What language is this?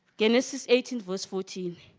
English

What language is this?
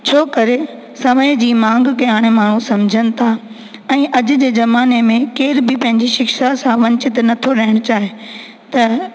Sindhi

